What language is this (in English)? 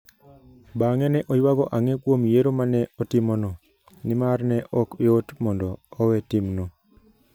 Luo (Kenya and Tanzania)